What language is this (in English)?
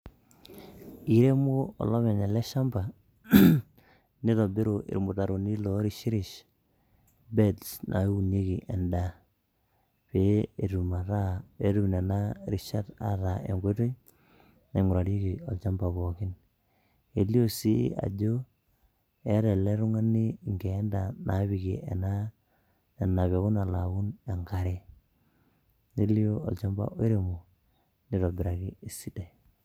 Masai